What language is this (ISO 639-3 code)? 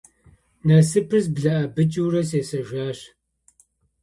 kbd